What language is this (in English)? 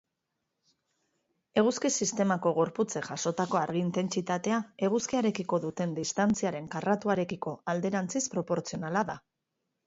Basque